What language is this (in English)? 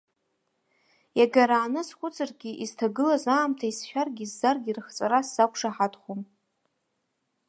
Abkhazian